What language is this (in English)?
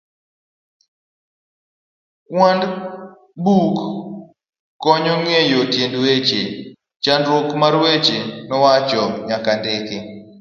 Luo (Kenya and Tanzania)